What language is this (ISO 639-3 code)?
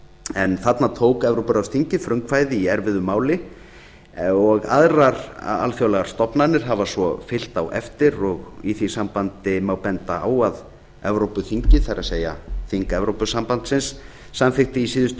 isl